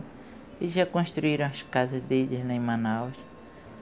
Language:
Portuguese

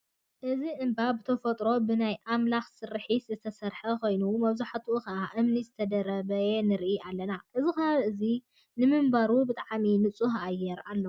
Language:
Tigrinya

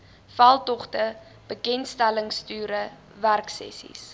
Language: Afrikaans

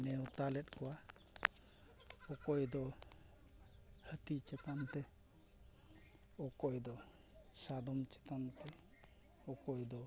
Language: Santali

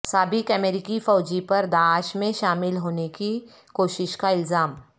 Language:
Urdu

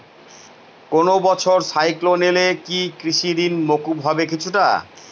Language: Bangla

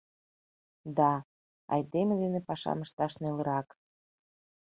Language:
Mari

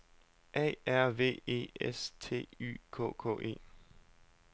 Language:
Danish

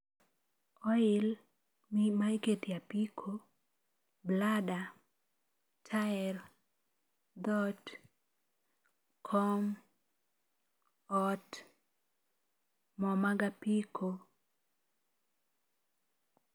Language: Luo (Kenya and Tanzania)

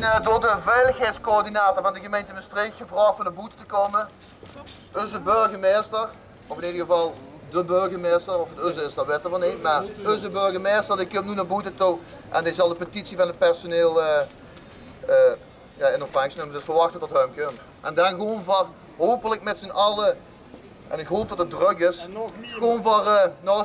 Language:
Dutch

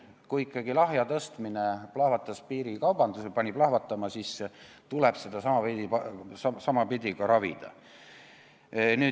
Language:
Estonian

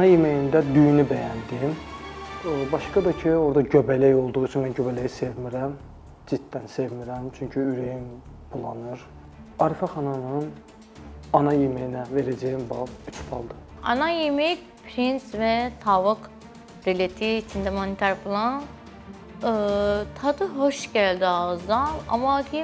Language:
Turkish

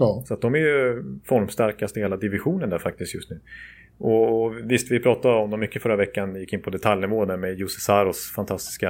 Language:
Swedish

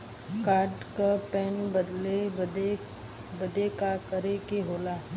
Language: Bhojpuri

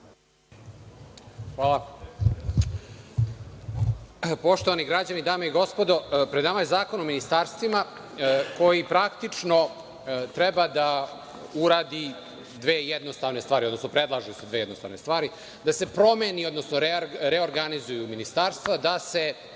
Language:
Serbian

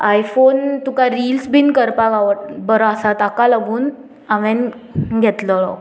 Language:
Konkani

